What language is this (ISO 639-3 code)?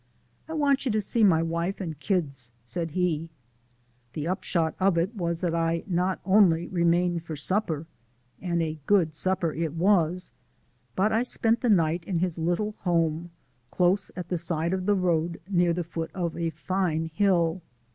eng